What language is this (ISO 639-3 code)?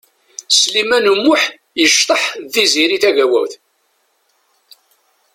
kab